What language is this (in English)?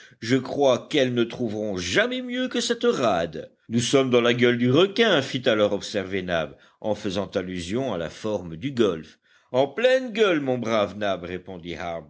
French